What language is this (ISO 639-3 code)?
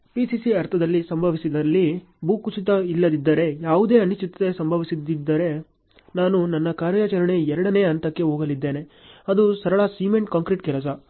kan